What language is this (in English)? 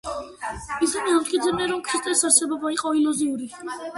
Georgian